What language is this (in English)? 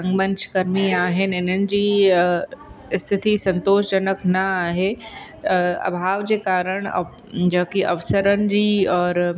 Sindhi